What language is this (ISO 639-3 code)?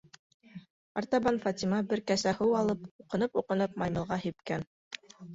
bak